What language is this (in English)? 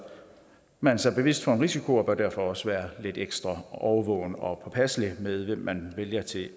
Danish